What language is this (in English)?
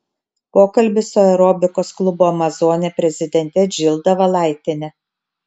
Lithuanian